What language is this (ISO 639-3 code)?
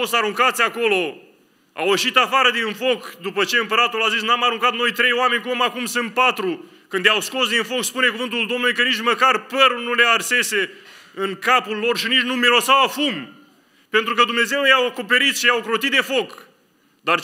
ron